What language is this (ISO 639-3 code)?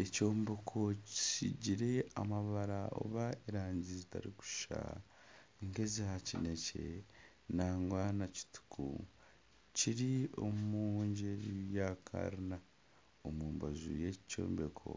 nyn